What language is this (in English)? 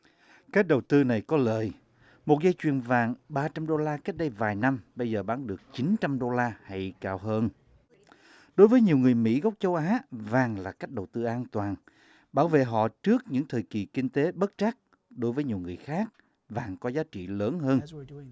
Vietnamese